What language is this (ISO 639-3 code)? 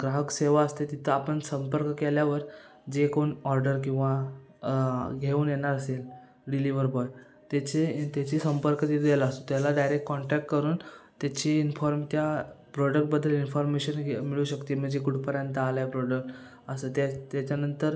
mar